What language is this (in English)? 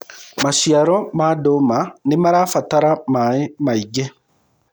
Kikuyu